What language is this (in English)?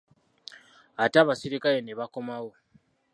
Ganda